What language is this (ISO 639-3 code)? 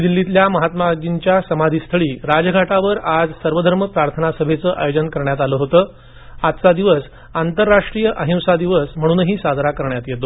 mar